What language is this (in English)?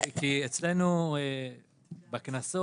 Hebrew